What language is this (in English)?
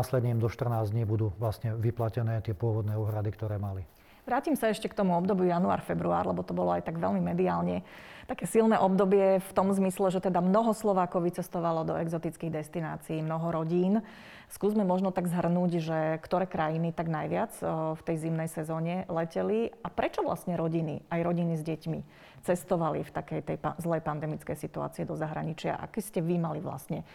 Slovak